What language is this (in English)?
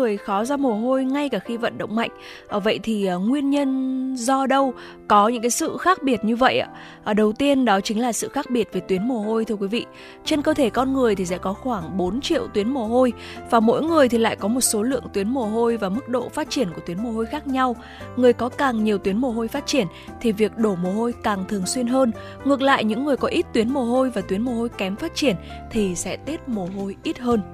Vietnamese